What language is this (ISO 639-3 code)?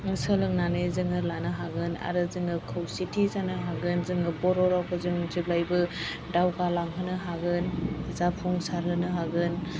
brx